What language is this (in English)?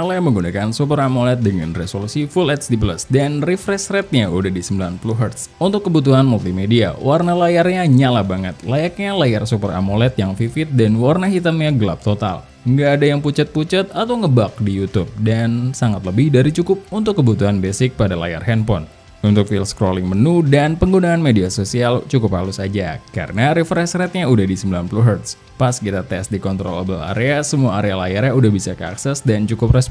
Indonesian